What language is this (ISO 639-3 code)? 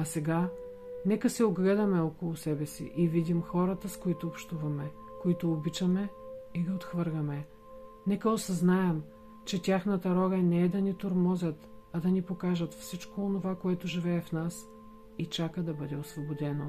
bul